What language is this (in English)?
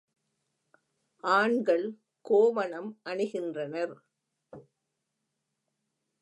Tamil